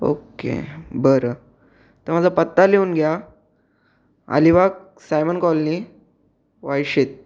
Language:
Marathi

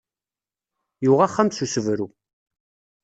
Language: Kabyle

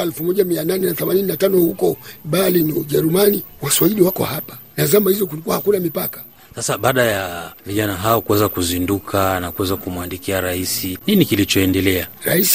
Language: Swahili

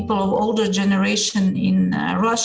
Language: Indonesian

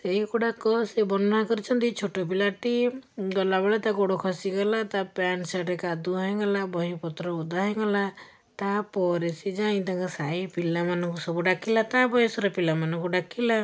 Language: Odia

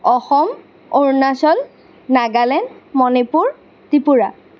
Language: Assamese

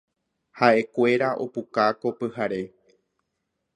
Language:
Guarani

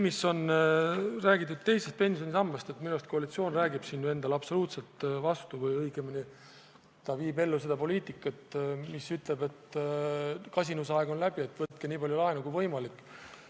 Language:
Estonian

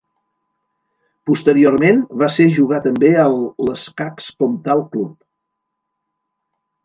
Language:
Catalan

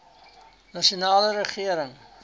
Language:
Afrikaans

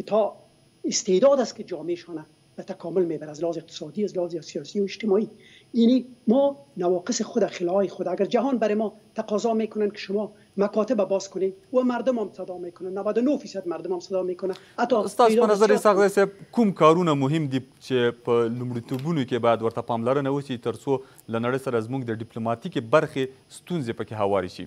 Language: Persian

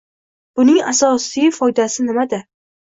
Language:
Uzbek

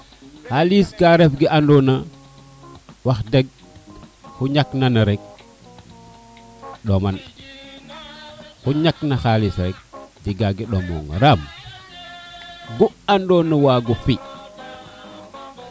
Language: Serer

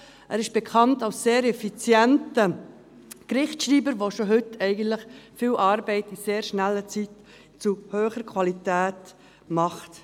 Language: Swiss German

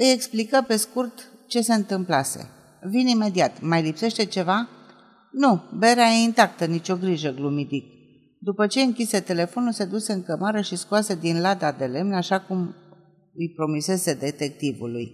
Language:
Romanian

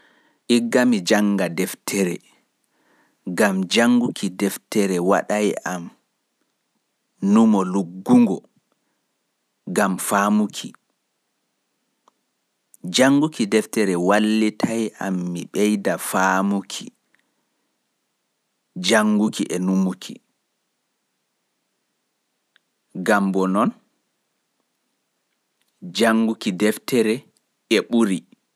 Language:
Pular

